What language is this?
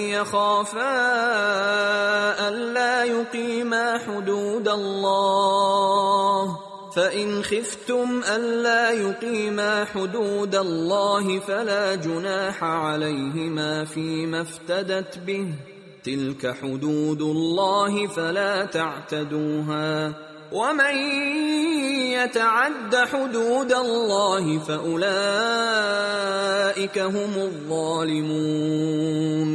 Persian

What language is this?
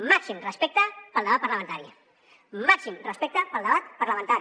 Catalan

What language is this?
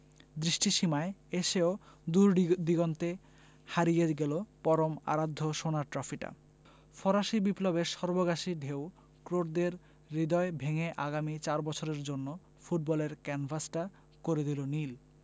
Bangla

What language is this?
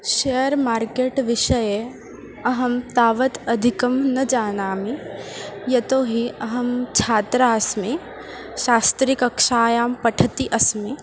Sanskrit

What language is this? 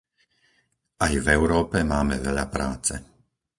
Slovak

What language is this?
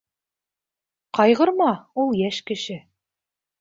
Bashkir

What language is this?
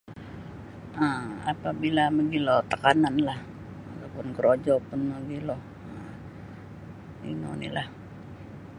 Sabah Bisaya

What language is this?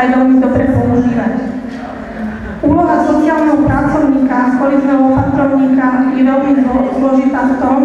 Romanian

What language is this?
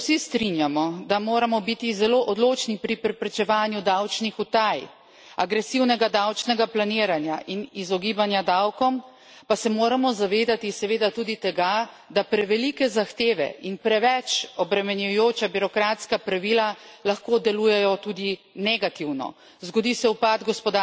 Slovenian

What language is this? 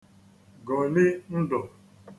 Igbo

